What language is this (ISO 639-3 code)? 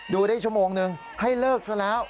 tha